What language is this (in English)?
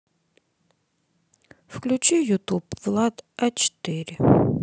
Russian